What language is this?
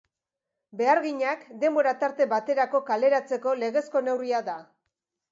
Basque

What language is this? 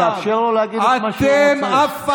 Hebrew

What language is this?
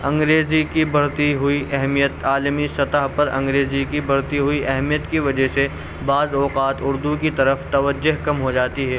Urdu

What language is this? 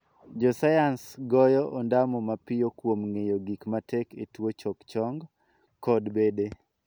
Luo (Kenya and Tanzania)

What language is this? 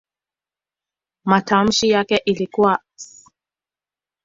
Swahili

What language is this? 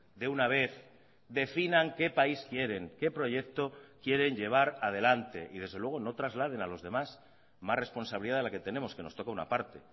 Spanish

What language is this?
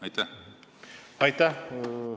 Estonian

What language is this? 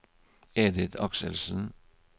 Norwegian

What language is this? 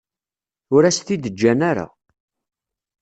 Kabyle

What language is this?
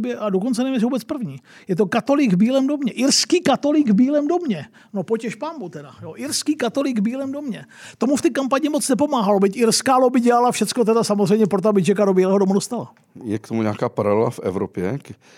Czech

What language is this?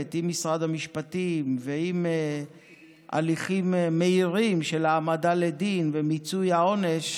Hebrew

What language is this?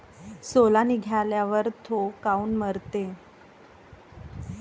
Marathi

